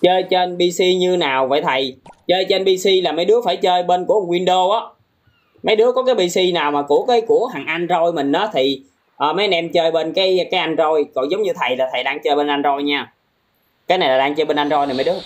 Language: Vietnamese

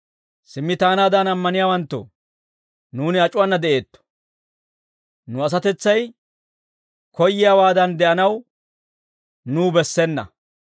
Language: Dawro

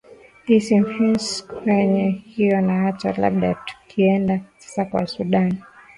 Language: Swahili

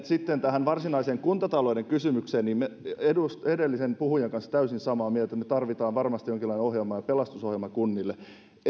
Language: Finnish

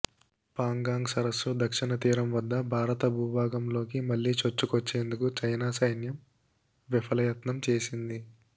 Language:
Telugu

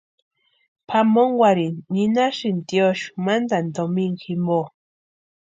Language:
Western Highland Purepecha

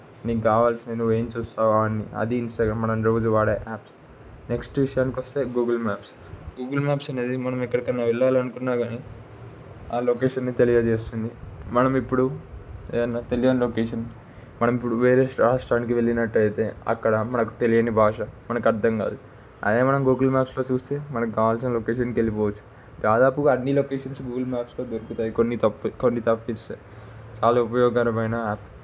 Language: Telugu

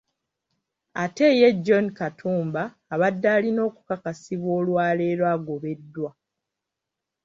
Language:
Ganda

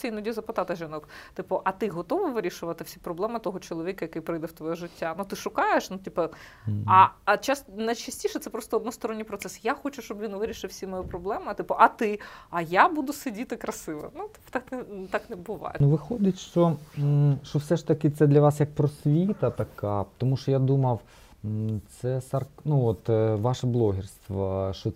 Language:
Ukrainian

